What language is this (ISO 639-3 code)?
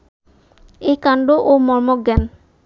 ben